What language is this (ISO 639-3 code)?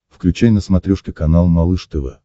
rus